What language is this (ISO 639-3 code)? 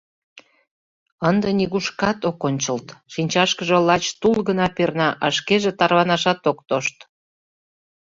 chm